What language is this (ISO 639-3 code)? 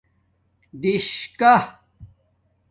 dmk